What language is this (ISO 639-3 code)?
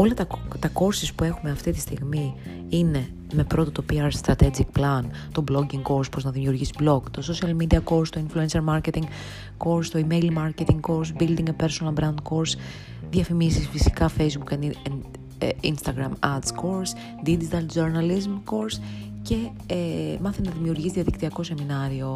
ell